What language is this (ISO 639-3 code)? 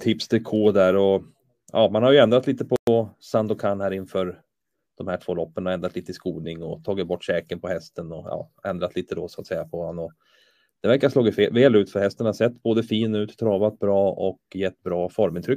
swe